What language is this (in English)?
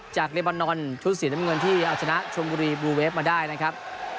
Thai